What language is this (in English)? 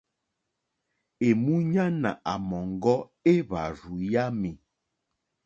Mokpwe